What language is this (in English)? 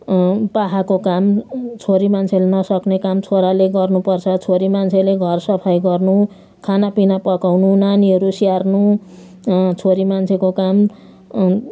Nepali